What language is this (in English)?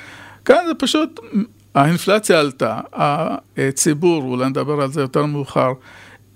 Hebrew